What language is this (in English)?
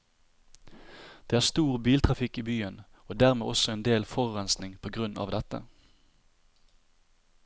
Norwegian